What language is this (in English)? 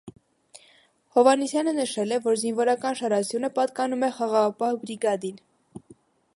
Armenian